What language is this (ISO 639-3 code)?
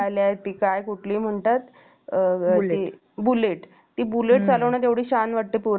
mar